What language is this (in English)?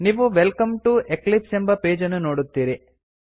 Kannada